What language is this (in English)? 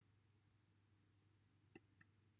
Welsh